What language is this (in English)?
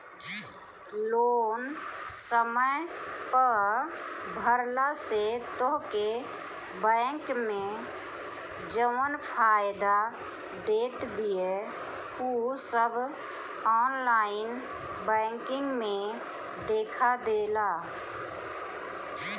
Bhojpuri